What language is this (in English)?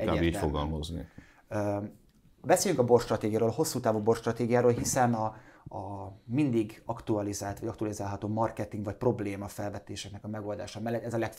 Hungarian